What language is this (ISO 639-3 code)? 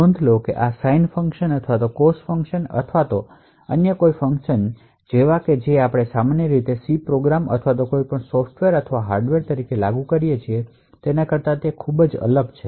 guj